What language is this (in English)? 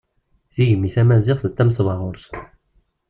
Kabyle